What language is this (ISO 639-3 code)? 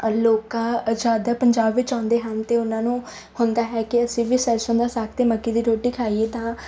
pan